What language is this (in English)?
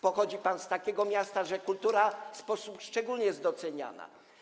Polish